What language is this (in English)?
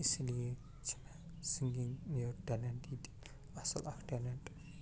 Kashmiri